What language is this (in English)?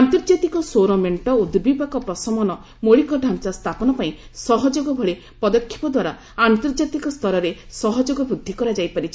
Odia